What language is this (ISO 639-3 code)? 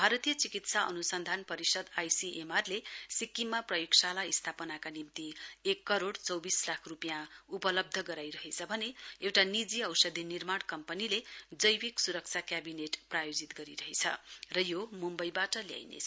nep